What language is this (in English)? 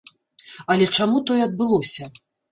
Belarusian